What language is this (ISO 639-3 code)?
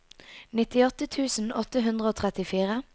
nor